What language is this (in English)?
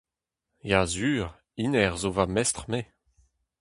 Breton